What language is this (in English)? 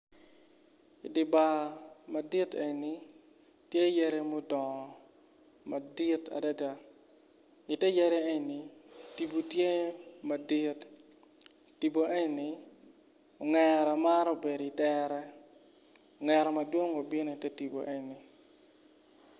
Acoli